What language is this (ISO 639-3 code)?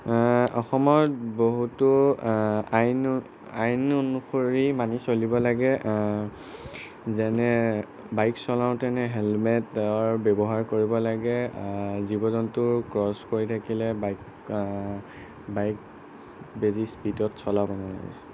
asm